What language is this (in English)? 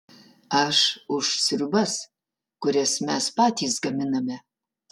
Lithuanian